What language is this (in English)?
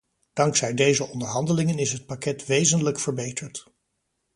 Dutch